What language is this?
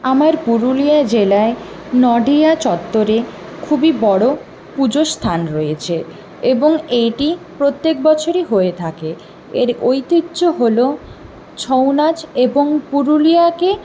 Bangla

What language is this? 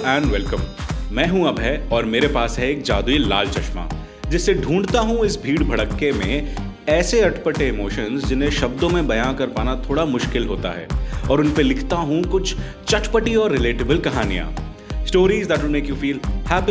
Hindi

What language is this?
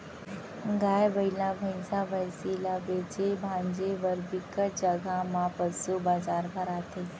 Chhattisgarhi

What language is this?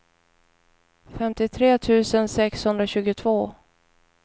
Swedish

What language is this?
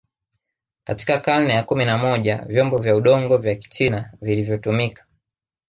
Swahili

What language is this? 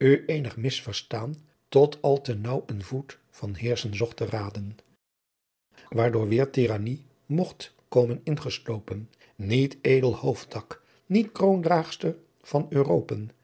Dutch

